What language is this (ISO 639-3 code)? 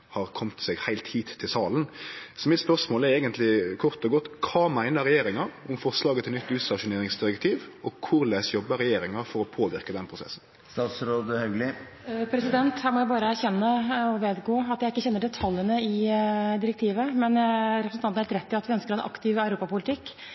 nor